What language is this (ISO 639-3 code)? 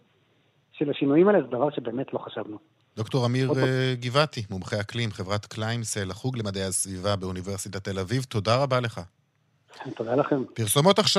heb